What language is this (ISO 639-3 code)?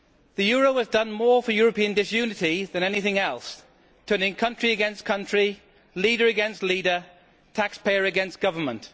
eng